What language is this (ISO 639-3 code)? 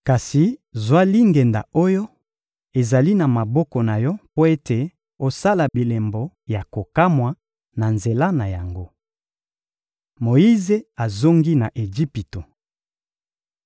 lin